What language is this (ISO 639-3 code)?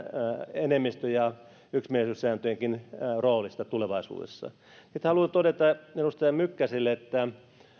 fin